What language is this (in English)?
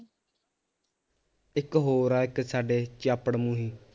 Punjabi